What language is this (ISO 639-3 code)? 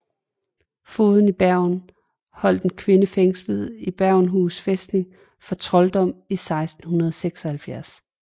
dan